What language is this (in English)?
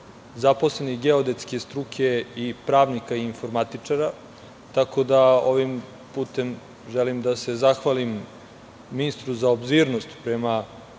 Serbian